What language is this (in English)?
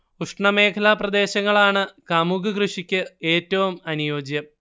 Malayalam